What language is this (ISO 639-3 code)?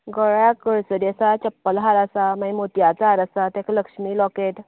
kok